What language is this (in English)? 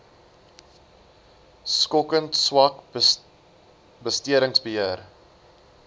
Afrikaans